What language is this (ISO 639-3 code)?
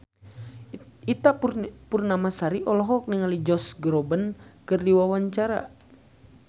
sun